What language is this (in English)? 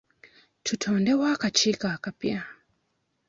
Ganda